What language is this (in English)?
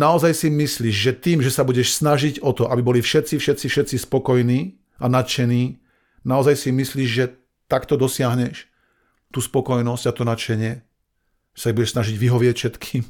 Slovak